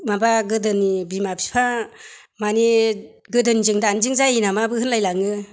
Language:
Bodo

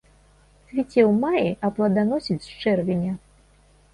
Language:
Belarusian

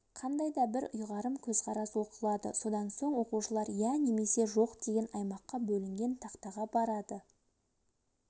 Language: Kazakh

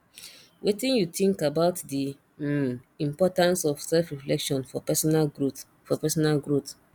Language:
Nigerian Pidgin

